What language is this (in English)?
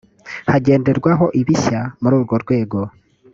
Kinyarwanda